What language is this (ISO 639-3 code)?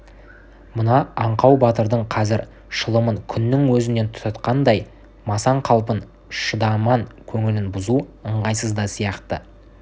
kaz